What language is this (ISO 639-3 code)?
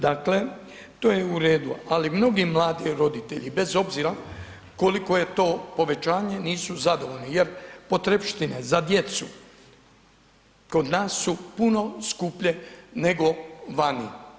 hrv